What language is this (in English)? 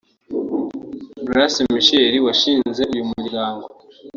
Kinyarwanda